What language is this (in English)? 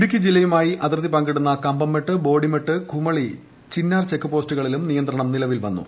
Malayalam